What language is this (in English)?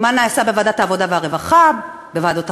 Hebrew